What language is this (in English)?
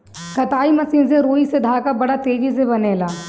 Bhojpuri